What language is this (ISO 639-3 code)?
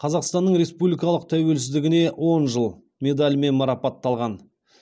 kaz